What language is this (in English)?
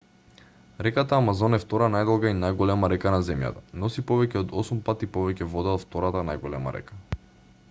Macedonian